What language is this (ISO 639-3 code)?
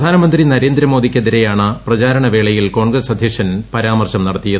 mal